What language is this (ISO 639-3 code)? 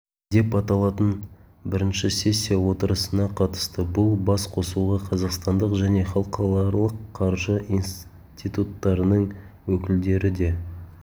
kaz